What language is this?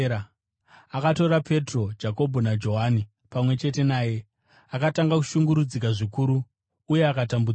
Shona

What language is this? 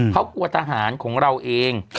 Thai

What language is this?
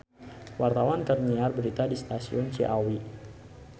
Sundanese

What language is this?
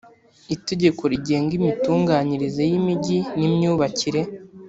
Kinyarwanda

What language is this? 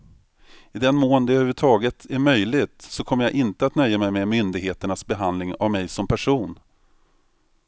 Swedish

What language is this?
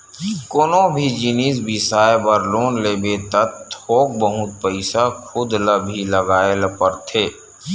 Chhattisgarhi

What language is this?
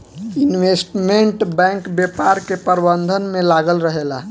Bhojpuri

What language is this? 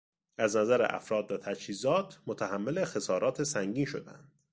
Persian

